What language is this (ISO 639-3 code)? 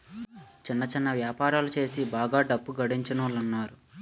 tel